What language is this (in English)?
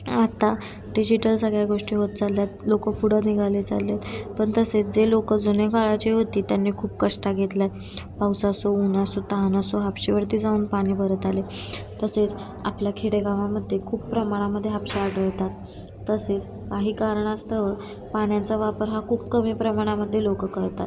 Marathi